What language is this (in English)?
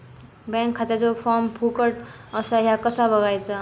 Marathi